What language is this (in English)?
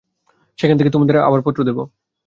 Bangla